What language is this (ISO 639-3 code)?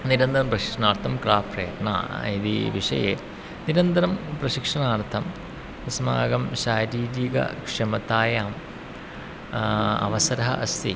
san